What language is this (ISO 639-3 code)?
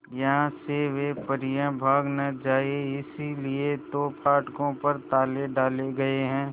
hin